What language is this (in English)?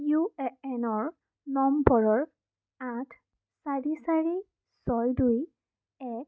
Assamese